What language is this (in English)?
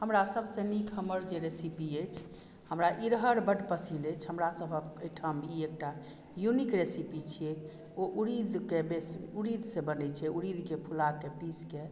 Maithili